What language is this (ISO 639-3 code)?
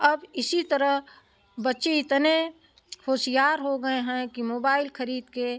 hin